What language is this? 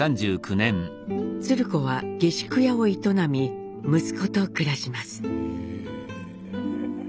Japanese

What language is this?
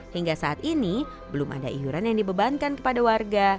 Indonesian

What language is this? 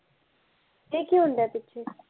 Punjabi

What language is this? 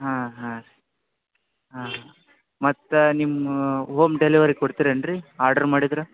Kannada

